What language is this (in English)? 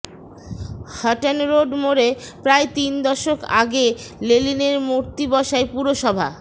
Bangla